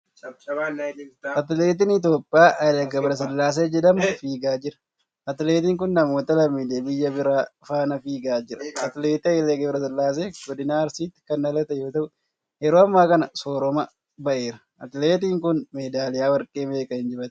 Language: Oromo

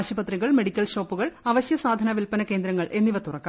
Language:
Malayalam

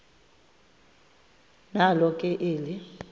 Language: Xhosa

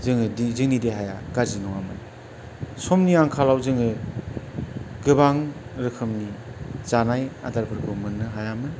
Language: Bodo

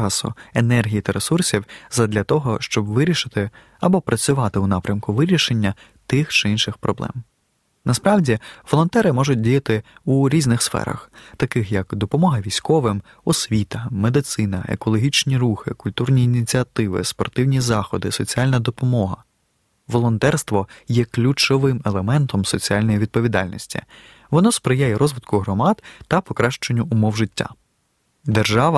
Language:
Ukrainian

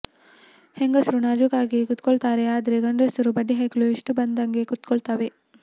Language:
Kannada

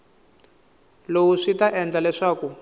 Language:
Tsonga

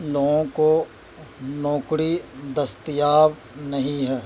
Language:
Urdu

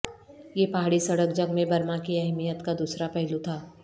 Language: Urdu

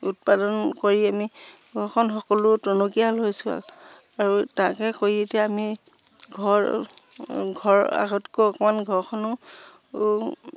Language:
Assamese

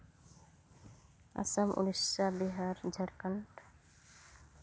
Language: Santali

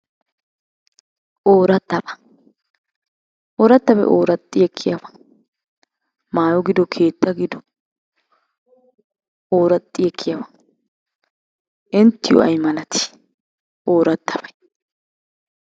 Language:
Wolaytta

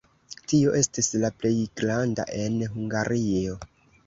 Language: Esperanto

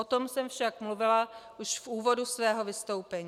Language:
Czech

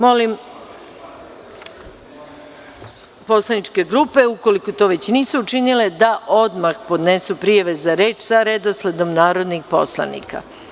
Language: Serbian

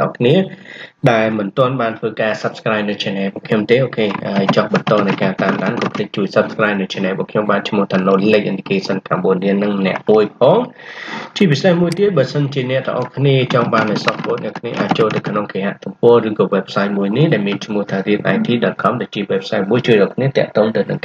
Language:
Vietnamese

